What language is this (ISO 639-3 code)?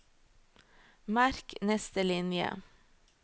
nor